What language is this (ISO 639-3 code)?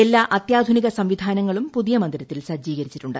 mal